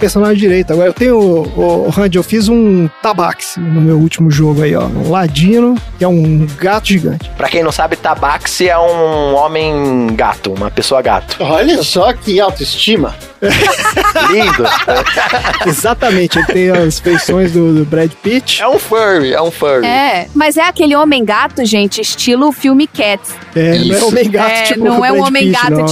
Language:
Portuguese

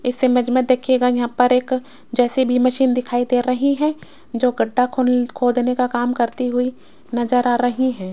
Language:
Hindi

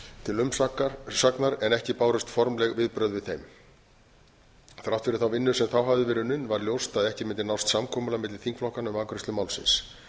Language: Icelandic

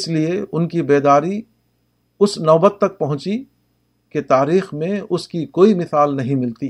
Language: Urdu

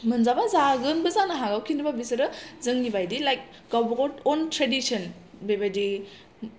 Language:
Bodo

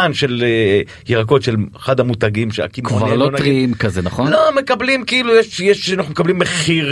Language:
Hebrew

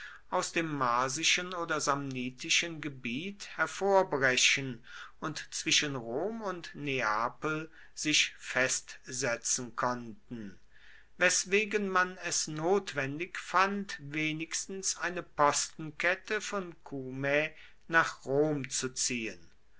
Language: German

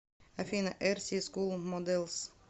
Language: Russian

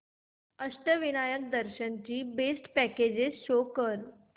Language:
Marathi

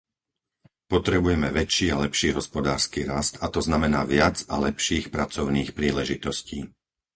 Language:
Slovak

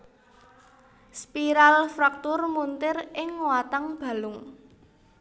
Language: Javanese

